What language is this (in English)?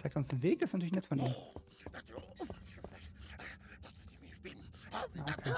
German